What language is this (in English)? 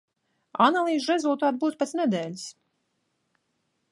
Latvian